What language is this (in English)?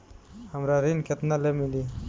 Bhojpuri